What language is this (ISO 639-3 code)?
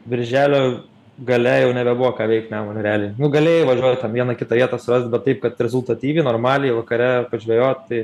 lit